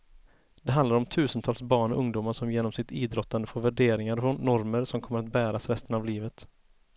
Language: Swedish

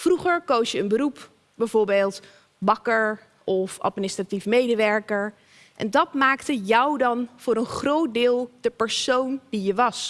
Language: Dutch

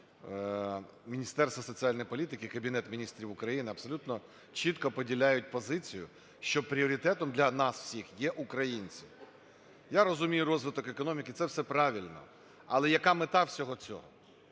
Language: Ukrainian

